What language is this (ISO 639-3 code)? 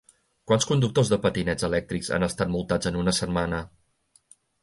cat